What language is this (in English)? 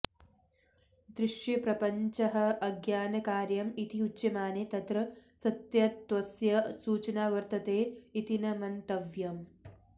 Sanskrit